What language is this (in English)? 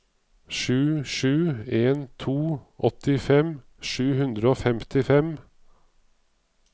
Norwegian